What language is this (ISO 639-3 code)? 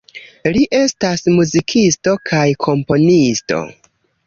epo